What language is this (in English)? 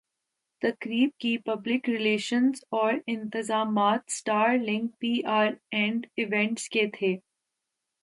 Urdu